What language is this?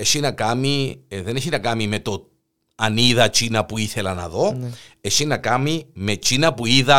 Greek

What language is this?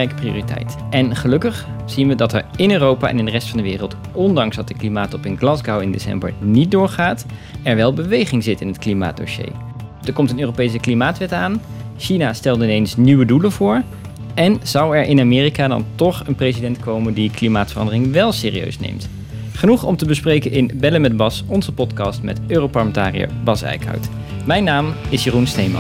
Dutch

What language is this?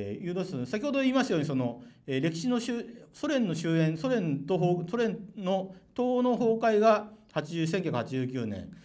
Japanese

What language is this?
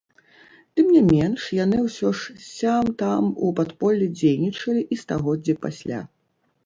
Belarusian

